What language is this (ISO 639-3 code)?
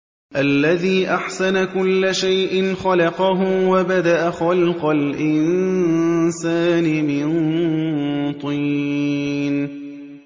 ara